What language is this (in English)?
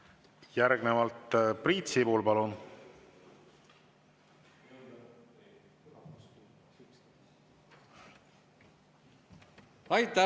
Estonian